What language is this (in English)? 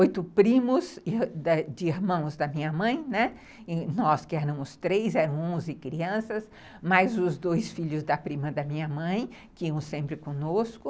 Portuguese